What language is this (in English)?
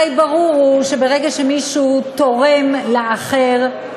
Hebrew